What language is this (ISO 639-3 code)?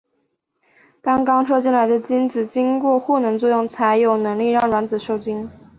zho